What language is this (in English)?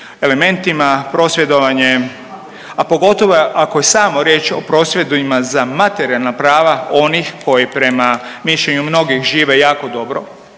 Croatian